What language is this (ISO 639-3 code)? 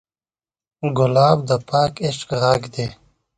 pus